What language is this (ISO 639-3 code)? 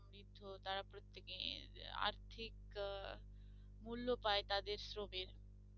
ben